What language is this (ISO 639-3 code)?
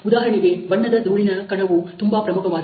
kan